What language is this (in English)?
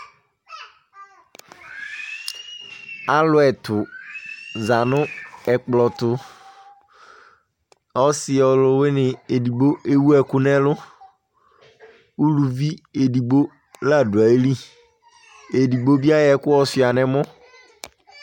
Ikposo